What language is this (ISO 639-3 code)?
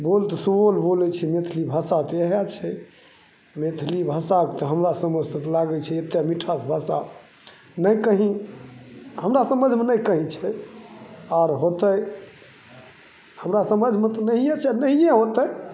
mai